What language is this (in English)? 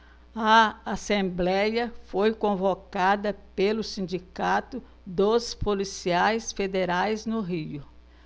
Portuguese